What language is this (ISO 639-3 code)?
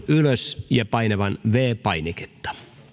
fin